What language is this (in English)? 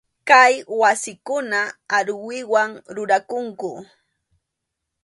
Arequipa-La Unión Quechua